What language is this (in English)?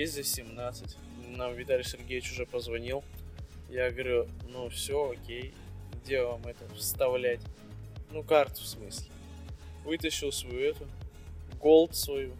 Russian